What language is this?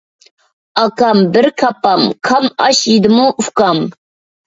Uyghur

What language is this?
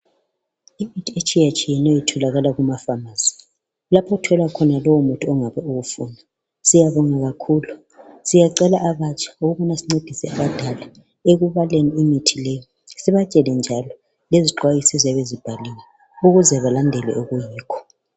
North Ndebele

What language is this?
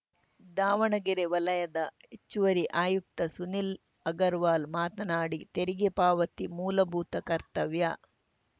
Kannada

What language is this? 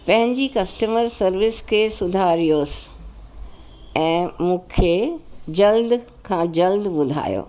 Sindhi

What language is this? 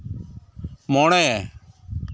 Santali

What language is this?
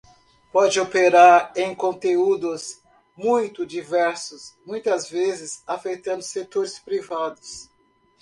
Portuguese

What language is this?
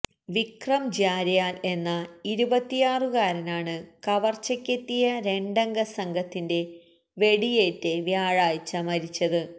Malayalam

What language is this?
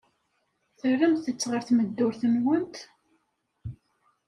Kabyle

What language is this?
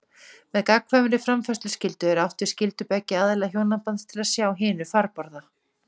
Icelandic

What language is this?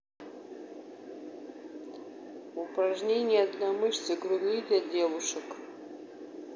Russian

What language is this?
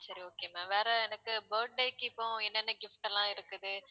Tamil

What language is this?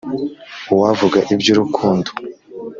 Kinyarwanda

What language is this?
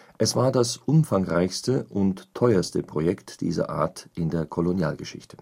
German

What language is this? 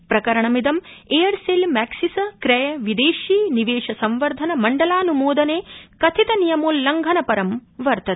Sanskrit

